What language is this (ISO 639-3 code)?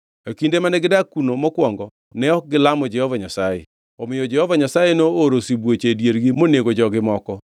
luo